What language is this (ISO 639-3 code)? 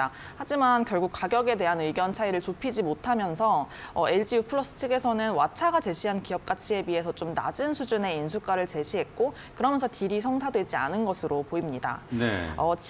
kor